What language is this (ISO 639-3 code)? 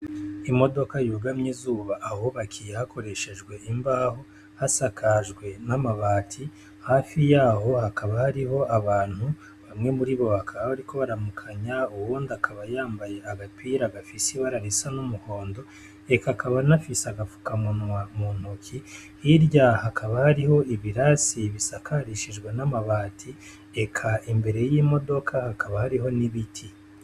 run